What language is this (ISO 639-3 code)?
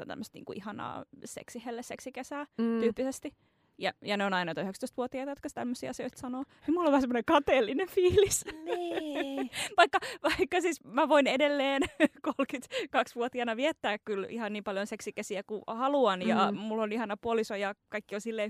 fin